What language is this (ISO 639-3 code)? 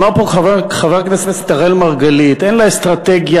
heb